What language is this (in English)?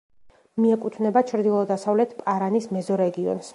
Georgian